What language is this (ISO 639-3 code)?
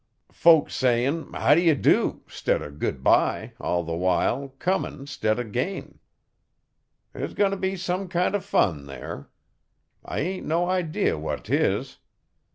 eng